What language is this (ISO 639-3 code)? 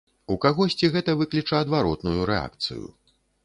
bel